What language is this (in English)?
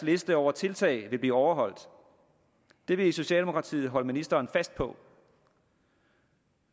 Danish